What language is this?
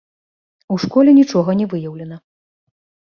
Belarusian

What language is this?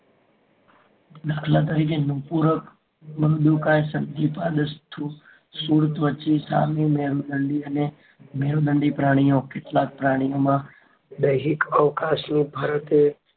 Gujarati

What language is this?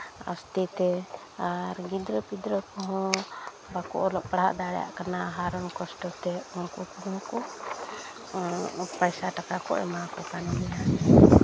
Santali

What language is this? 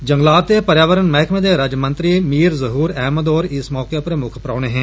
Dogri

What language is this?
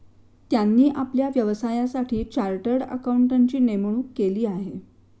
Marathi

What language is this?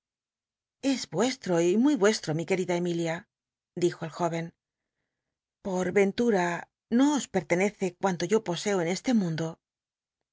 Spanish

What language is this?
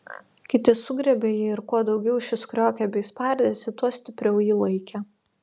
Lithuanian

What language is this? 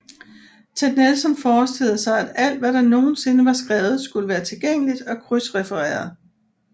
Danish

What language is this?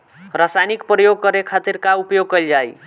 Bhojpuri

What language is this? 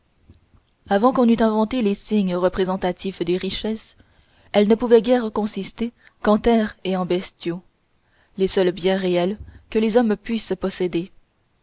French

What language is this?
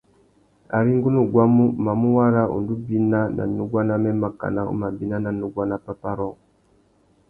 Tuki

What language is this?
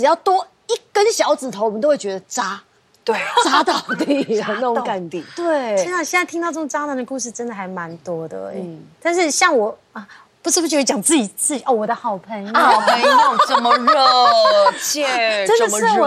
Chinese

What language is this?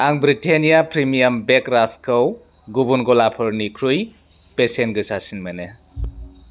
Bodo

